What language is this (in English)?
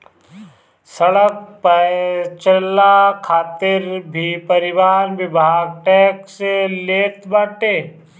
Bhojpuri